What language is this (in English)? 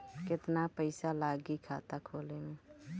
Bhojpuri